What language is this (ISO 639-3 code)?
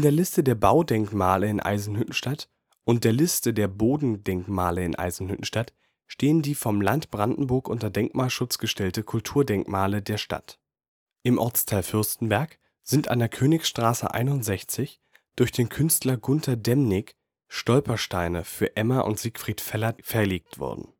deu